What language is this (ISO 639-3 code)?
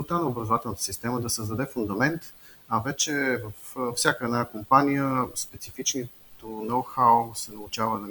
bul